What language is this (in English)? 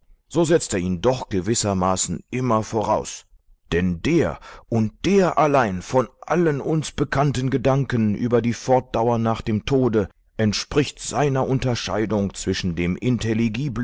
German